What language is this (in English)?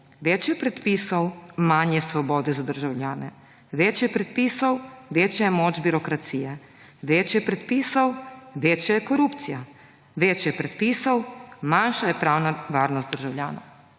Slovenian